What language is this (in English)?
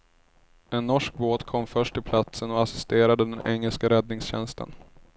Swedish